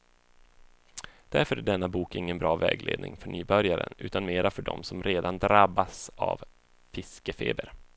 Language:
Swedish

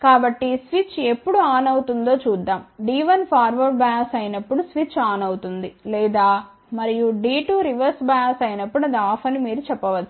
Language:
Telugu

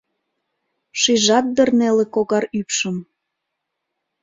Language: Mari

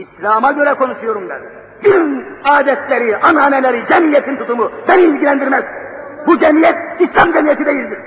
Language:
Turkish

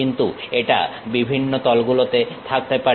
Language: Bangla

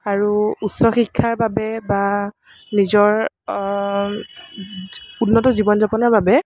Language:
Assamese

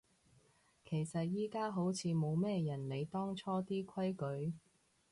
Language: Cantonese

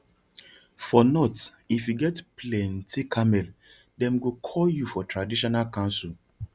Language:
Nigerian Pidgin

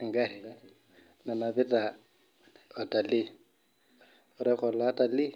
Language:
Masai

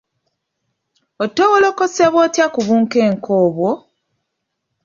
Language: Ganda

